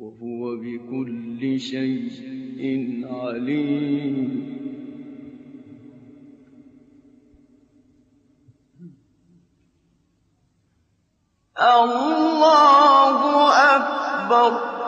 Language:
Arabic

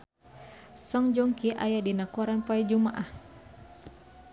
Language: Sundanese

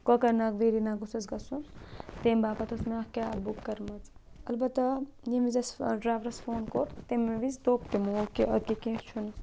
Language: Kashmiri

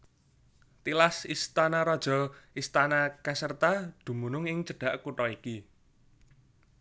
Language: Javanese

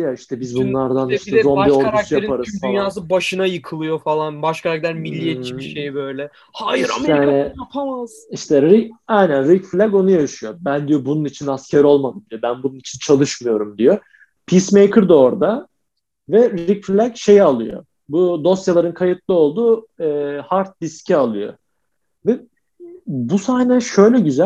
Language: Turkish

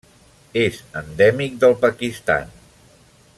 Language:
Catalan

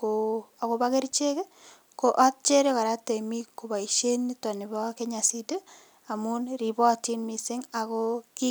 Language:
Kalenjin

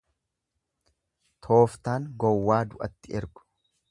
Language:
Oromo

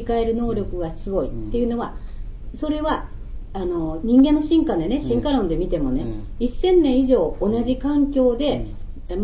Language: Japanese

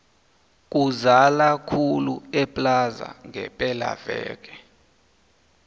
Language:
South Ndebele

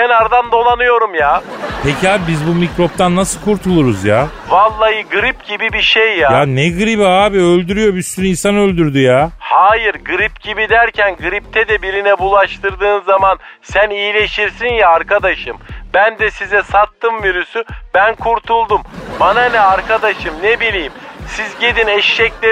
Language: Turkish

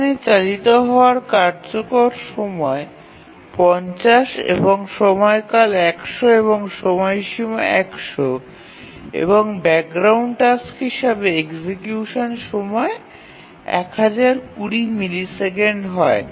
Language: Bangla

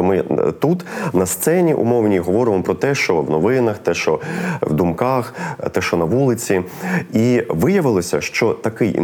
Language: Ukrainian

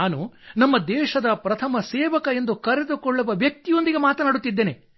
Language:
Kannada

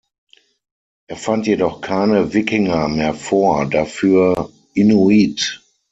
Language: German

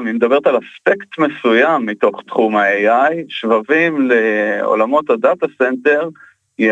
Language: Hebrew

